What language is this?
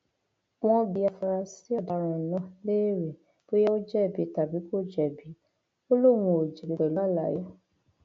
Yoruba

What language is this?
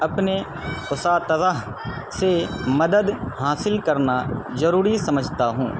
Urdu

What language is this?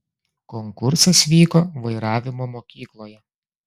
Lithuanian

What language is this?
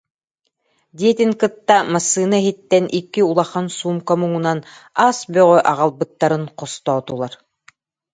Yakut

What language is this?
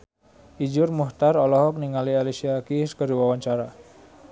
Sundanese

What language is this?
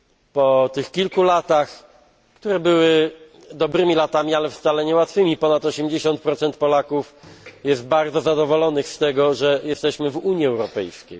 Polish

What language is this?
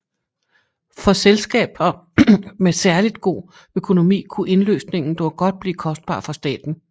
Danish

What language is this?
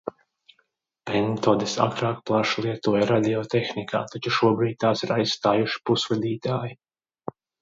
Latvian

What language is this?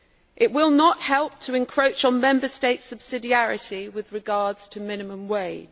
English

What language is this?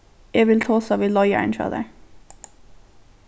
Faroese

